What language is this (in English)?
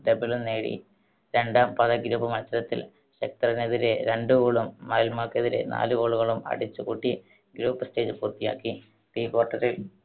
Malayalam